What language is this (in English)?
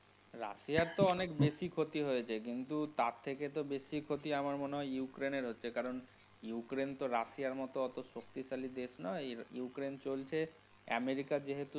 Bangla